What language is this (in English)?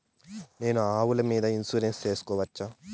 Telugu